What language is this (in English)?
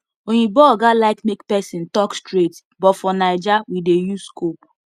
Nigerian Pidgin